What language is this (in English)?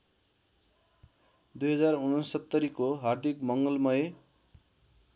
Nepali